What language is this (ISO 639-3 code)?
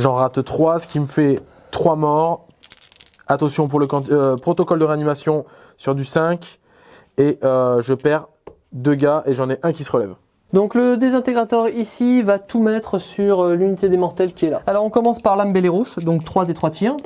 fra